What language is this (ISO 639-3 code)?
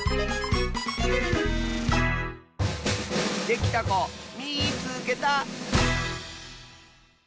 jpn